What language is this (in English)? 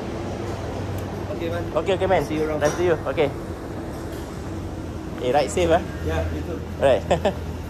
Malay